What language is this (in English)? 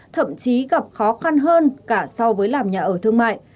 Vietnamese